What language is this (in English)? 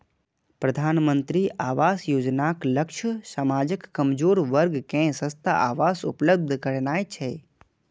Maithili